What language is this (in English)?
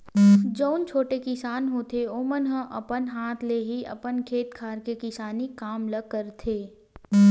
Chhattisgarhi